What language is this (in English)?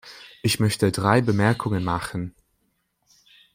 German